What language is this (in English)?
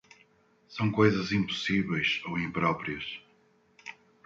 Portuguese